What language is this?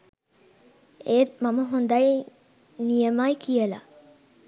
Sinhala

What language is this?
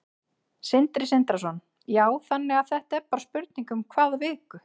Icelandic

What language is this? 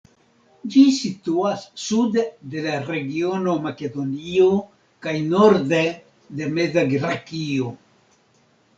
Esperanto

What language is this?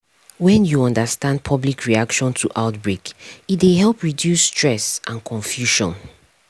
Nigerian Pidgin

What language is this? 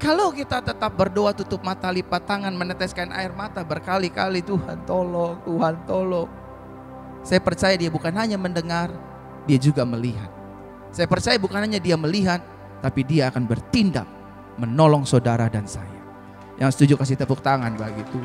Indonesian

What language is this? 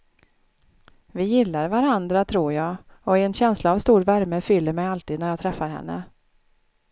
Swedish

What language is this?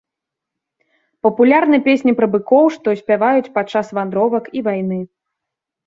Belarusian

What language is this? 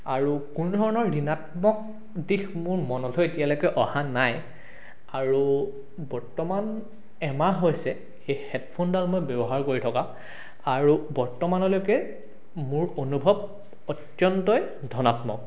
Assamese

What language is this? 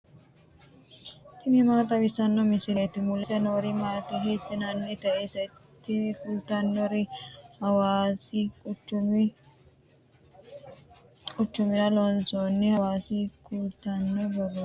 Sidamo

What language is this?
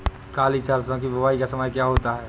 Hindi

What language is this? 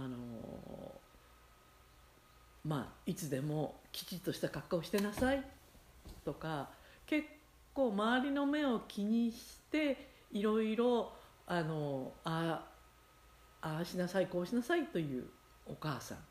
Japanese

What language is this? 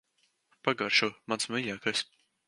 Latvian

